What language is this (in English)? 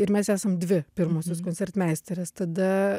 Lithuanian